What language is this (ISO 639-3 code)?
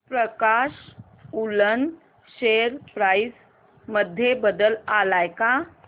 mar